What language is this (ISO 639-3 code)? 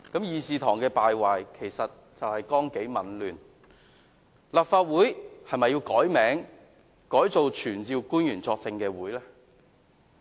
yue